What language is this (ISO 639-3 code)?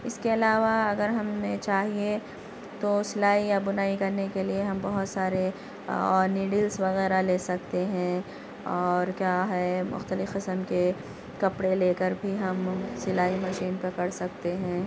urd